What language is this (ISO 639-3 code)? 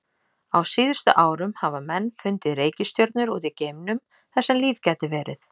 isl